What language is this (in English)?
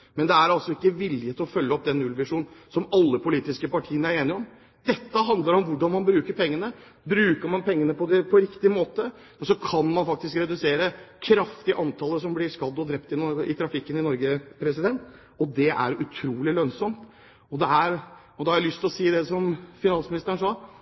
Norwegian Bokmål